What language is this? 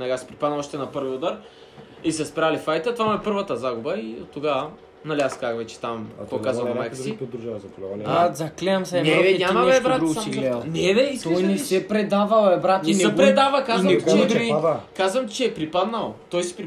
Bulgarian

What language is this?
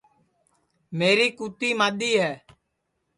Sansi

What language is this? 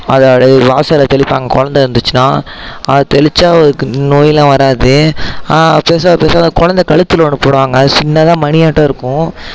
Tamil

